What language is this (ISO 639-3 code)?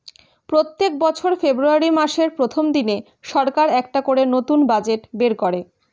ben